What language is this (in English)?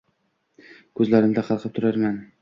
Uzbek